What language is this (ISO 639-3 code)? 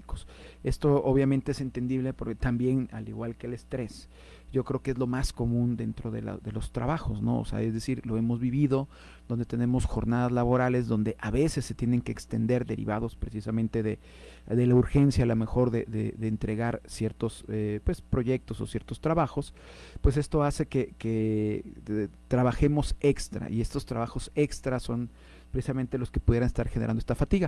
spa